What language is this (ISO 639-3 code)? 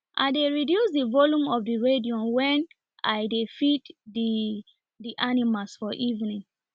pcm